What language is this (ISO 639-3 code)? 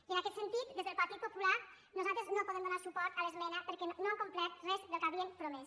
cat